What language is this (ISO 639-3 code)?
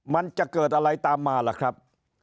tha